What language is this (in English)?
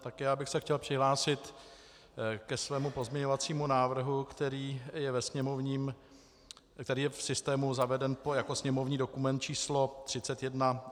Czech